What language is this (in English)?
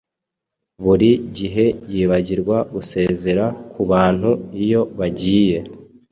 Kinyarwanda